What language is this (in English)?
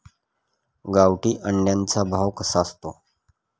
Marathi